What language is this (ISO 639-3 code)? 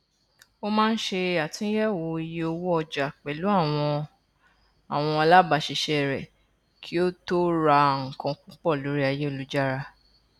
yor